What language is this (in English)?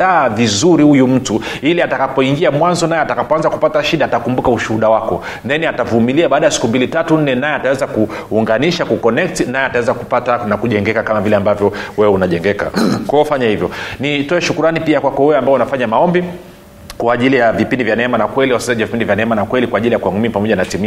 Swahili